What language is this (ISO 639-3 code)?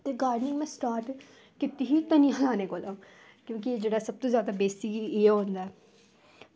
doi